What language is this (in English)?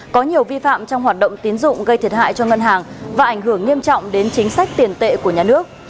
Vietnamese